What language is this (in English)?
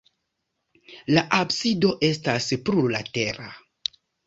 Esperanto